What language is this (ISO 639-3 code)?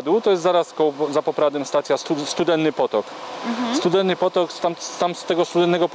pol